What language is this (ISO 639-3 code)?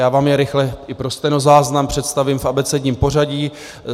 ces